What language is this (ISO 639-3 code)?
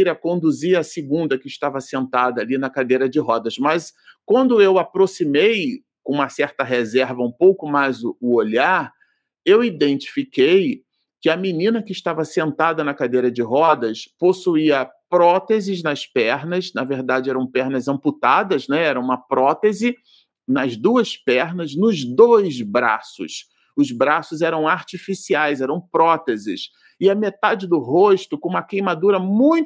por